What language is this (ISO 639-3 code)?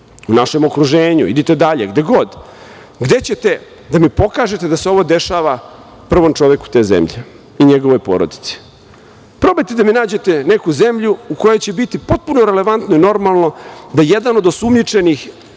srp